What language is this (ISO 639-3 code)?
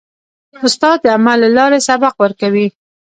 pus